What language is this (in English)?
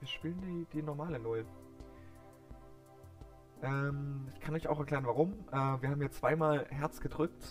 German